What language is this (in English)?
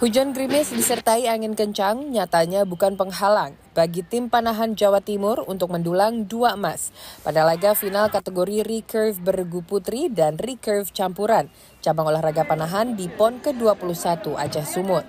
Indonesian